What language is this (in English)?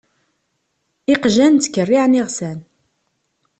Kabyle